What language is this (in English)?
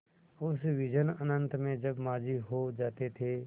Hindi